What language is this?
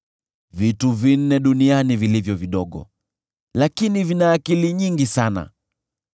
Swahili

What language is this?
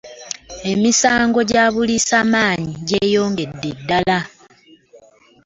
Ganda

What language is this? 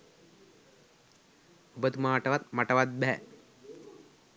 Sinhala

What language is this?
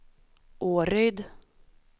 Swedish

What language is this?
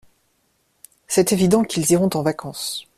French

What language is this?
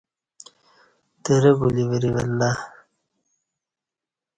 Kati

